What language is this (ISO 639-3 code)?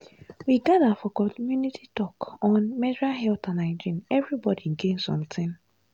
pcm